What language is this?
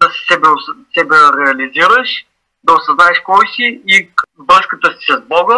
Bulgarian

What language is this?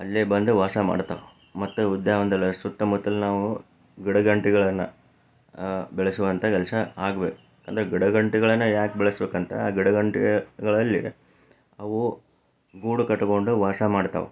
Kannada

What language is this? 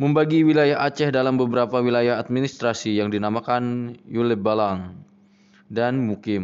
Indonesian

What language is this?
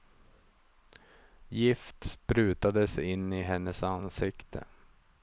Swedish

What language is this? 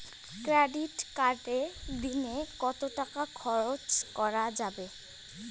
Bangla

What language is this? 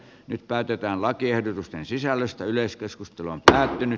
Finnish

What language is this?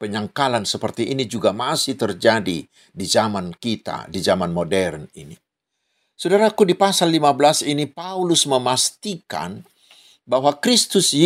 Indonesian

